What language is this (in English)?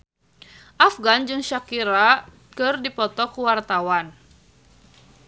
Sundanese